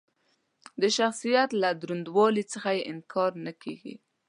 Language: Pashto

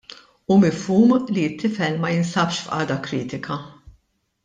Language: Maltese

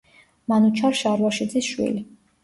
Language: Georgian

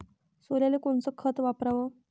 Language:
Marathi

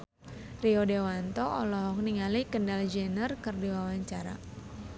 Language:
Sundanese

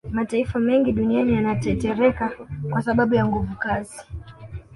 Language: Swahili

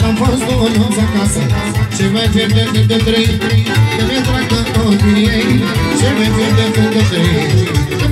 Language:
Romanian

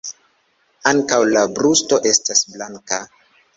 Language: Esperanto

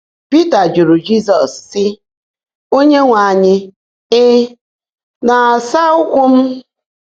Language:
Igbo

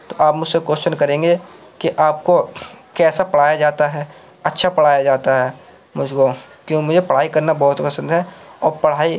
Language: Urdu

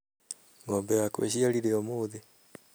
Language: Kikuyu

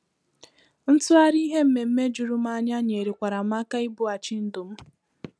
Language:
Igbo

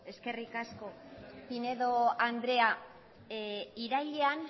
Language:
Basque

